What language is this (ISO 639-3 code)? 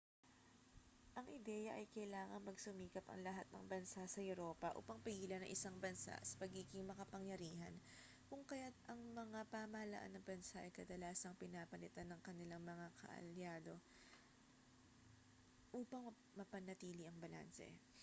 fil